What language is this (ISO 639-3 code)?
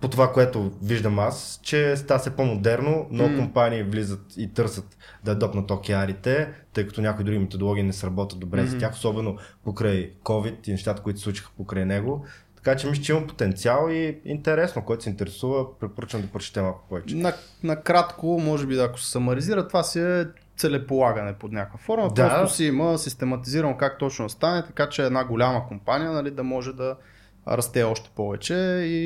bul